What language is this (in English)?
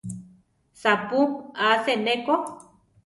Central Tarahumara